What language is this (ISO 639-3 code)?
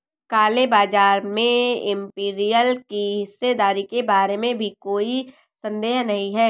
hin